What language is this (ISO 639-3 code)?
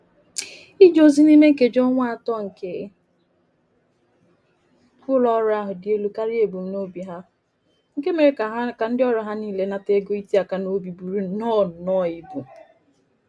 ibo